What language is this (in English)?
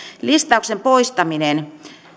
Finnish